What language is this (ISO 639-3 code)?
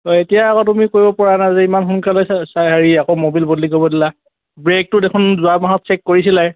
asm